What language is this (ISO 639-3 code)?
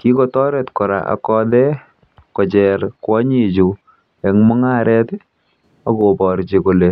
kln